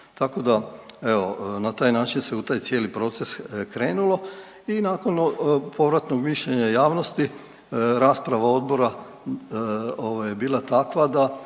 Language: Croatian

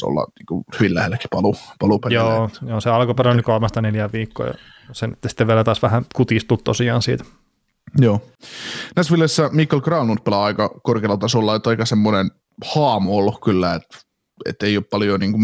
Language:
Finnish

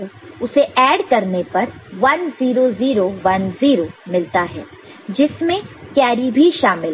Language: Hindi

